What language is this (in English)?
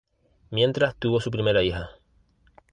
Spanish